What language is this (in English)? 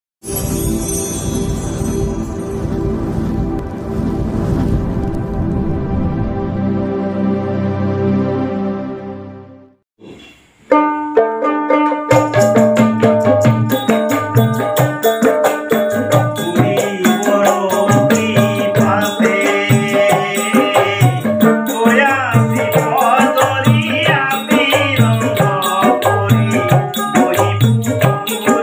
Indonesian